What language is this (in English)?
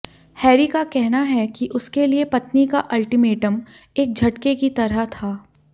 Hindi